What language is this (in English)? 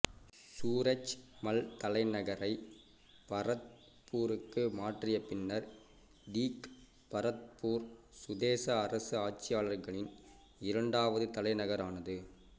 Tamil